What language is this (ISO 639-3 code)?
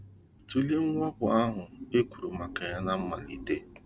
ibo